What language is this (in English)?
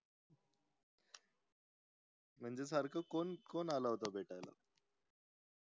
Marathi